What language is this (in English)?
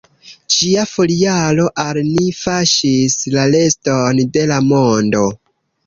Esperanto